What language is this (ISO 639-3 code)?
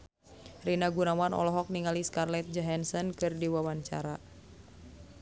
sun